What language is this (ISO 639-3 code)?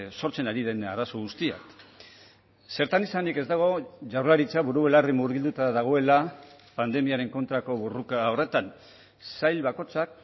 eus